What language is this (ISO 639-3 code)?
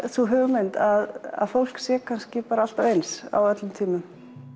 isl